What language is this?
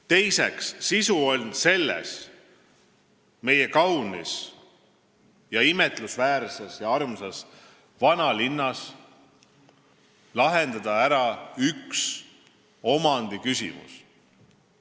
Estonian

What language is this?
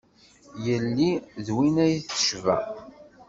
Kabyle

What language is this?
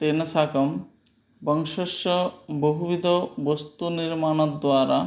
Sanskrit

